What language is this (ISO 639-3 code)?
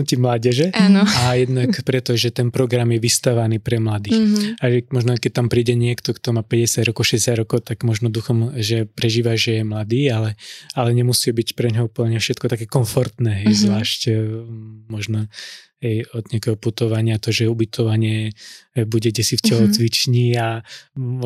slk